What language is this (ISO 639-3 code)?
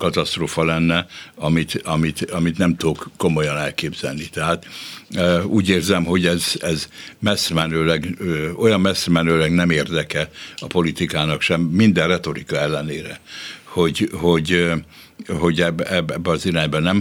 hun